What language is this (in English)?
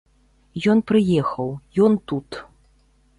Belarusian